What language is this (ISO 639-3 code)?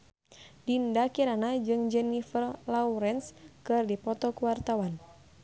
sun